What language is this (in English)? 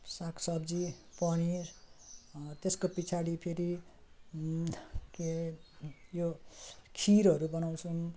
Nepali